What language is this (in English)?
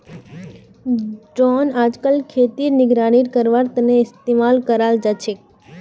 Magahi